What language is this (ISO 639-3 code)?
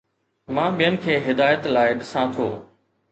snd